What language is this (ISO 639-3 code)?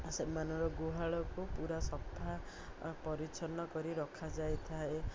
ori